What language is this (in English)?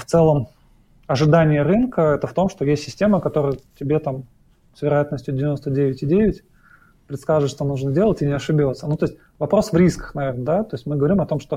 Russian